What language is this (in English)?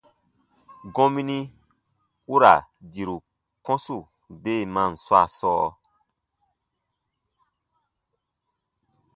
Baatonum